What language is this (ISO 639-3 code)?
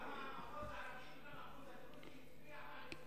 heb